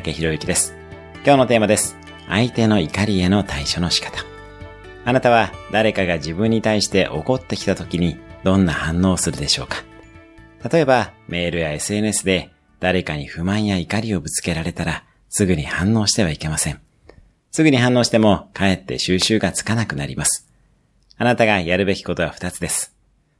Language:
Japanese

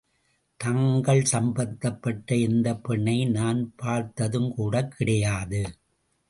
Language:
Tamil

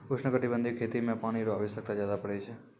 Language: Maithili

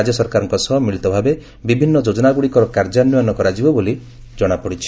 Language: Odia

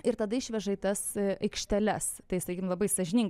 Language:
Lithuanian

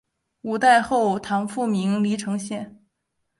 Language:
Chinese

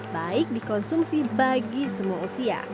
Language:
Indonesian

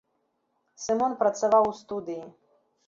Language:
Belarusian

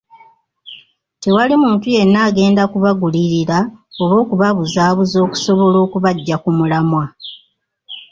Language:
Ganda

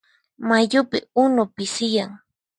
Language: Puno Quechua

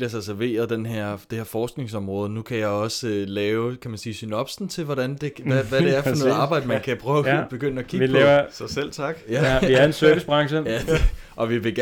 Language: Danish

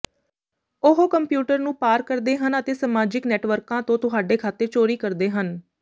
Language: Punjabi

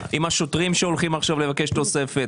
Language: Hebrew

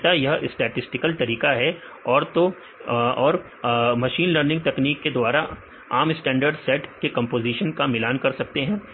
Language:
Hindi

